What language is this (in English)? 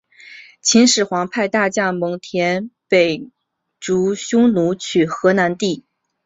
Chinese